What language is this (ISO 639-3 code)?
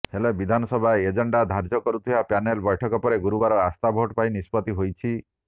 ori